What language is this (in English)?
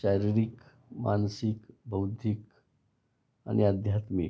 Marathi